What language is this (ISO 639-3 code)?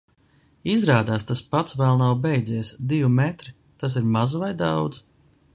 lav